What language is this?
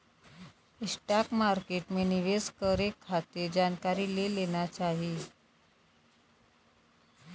Bhojpuri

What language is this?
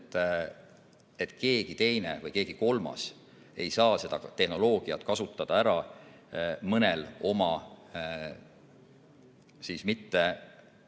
Estonian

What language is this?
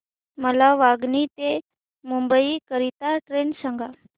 Marathi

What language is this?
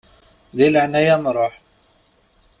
Kabyle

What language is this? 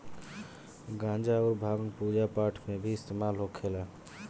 Bhojpuri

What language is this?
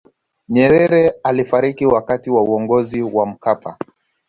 Swahili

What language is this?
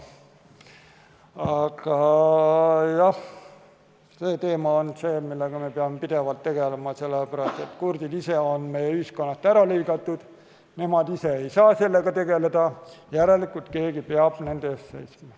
Estonian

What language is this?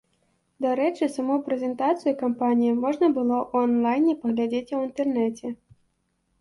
Belarusian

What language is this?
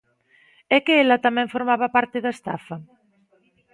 Galician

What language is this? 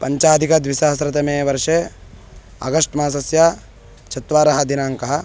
Sanskrit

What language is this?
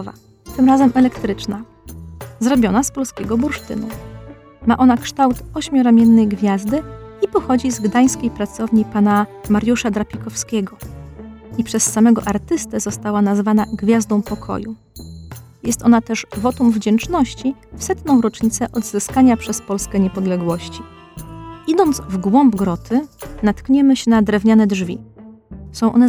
Polish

